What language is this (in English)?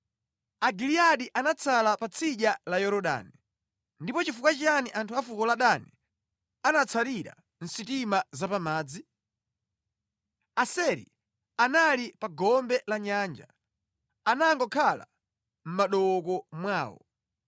Nyanja